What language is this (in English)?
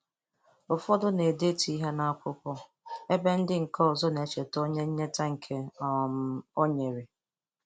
Igbo